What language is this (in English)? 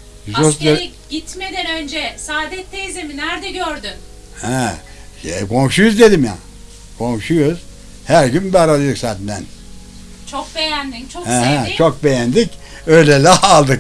Turkish